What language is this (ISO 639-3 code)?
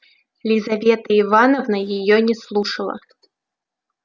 rus